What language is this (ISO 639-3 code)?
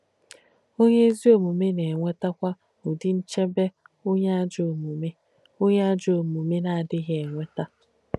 ibo